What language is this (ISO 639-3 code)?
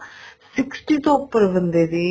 pan